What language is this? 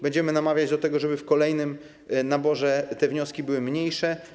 Polish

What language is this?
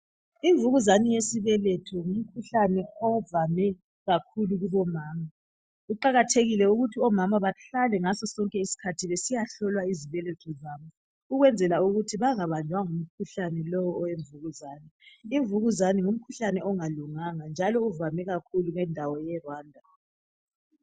North Ndebele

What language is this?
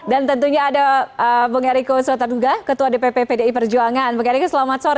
Indonesian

